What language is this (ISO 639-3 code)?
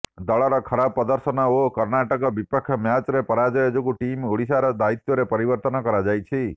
ori